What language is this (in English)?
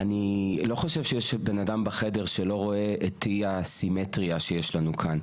Hebrew